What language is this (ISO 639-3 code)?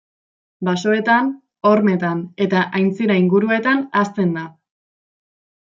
eus